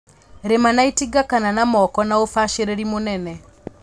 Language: Kikuyu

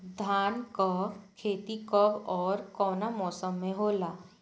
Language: Bhojpuri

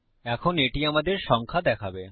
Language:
Bangla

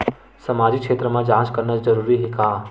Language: Chhattisgarhi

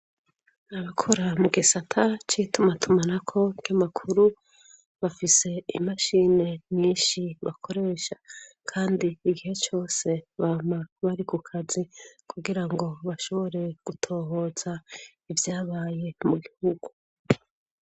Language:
Rundi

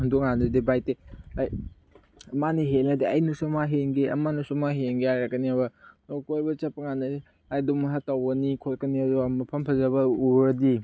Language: Manipuri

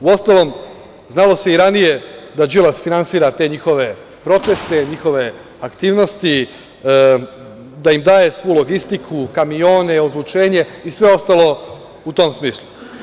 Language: Serbian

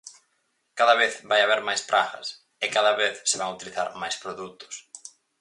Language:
Galician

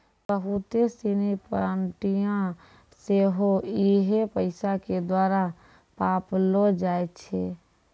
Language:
Maithili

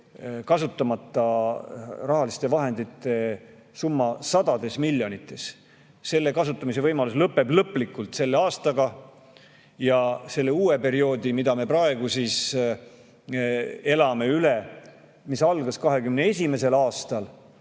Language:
Estonian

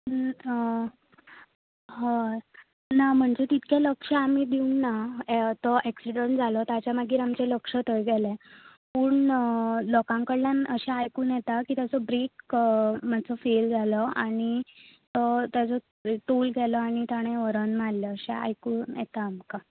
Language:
Konkani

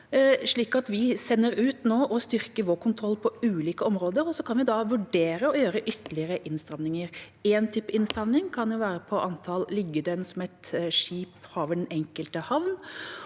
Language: Norwegian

